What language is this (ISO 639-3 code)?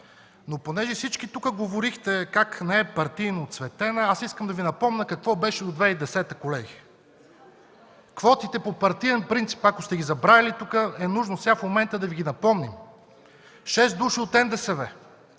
bul